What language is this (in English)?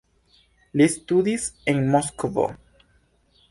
Esperanto